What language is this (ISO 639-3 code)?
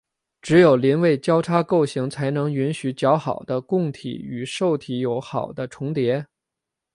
zho